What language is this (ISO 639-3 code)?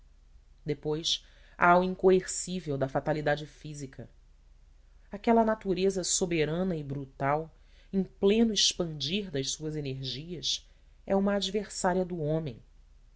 por